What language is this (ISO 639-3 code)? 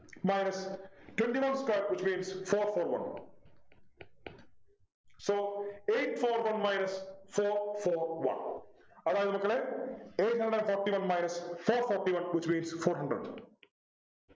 mal